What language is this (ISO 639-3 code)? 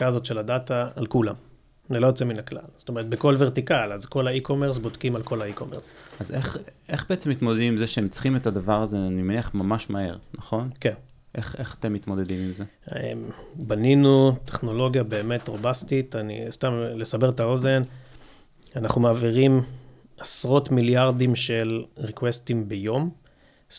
heb